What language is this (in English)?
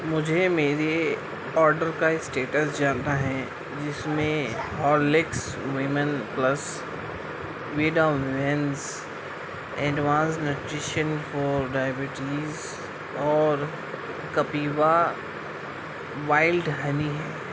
Urdu